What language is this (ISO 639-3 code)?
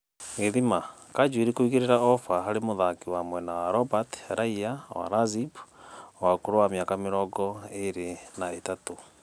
kik